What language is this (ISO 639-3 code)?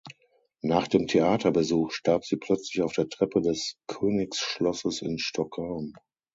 deu